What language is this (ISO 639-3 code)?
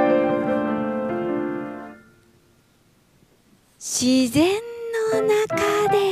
jpn